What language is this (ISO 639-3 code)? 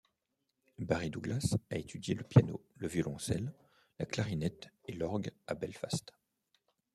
fra